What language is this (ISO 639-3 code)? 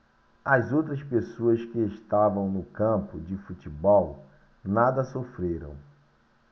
por